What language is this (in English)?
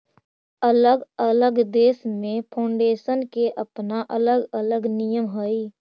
Magahi